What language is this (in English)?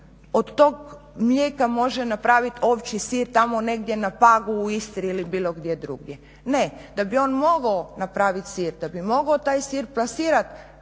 Croatian